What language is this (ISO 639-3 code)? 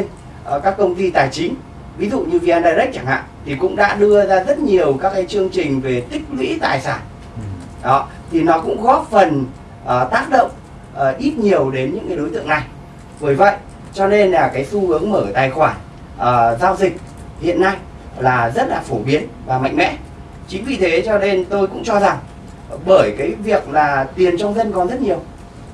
vie